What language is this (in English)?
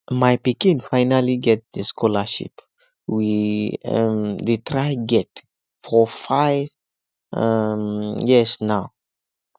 Nigerian Pidgin